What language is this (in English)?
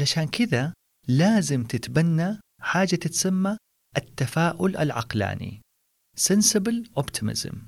Arabic